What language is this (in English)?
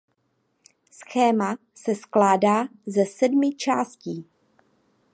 Czech